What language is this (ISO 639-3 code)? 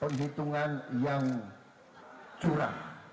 ind